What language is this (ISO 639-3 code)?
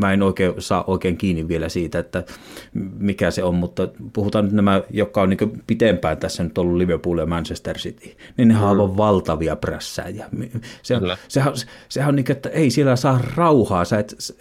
fin